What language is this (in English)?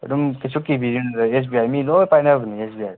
Manipuri